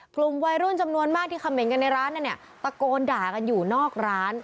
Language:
Thai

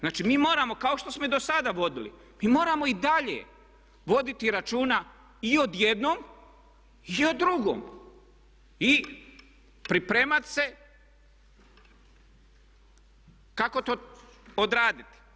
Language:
Croatian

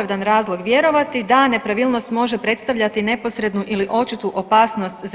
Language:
Croatian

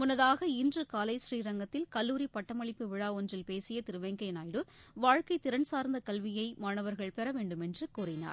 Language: Tamil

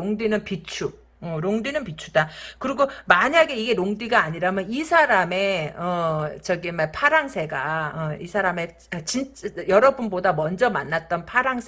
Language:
Korean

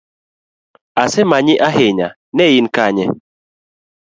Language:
Luo (Kenya and Tanzania)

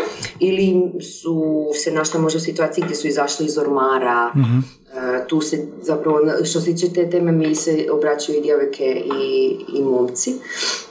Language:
Croatian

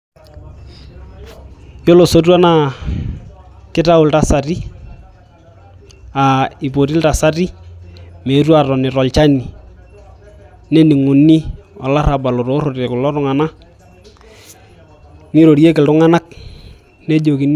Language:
Masai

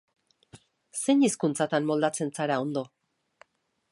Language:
Basque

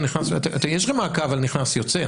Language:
Hebrew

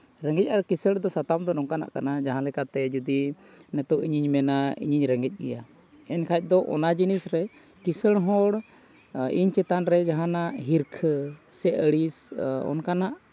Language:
Santali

